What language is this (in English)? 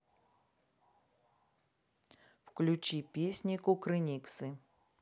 Russian